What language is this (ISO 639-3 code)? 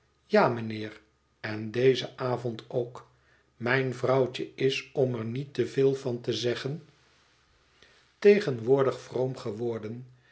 nld